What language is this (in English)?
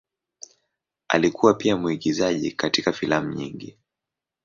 Swahili